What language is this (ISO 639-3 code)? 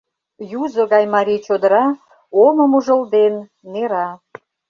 chm